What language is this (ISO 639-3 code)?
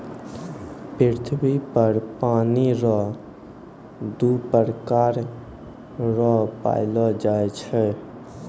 mai